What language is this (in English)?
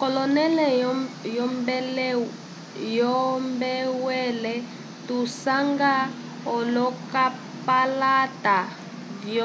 Umbundu